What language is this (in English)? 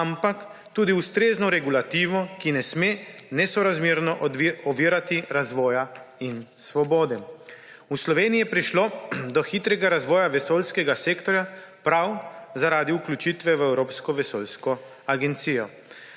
Slovenian